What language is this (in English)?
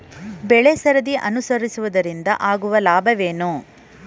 Kannada